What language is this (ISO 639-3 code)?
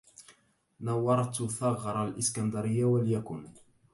ara